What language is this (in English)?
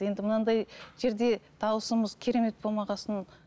Kazakh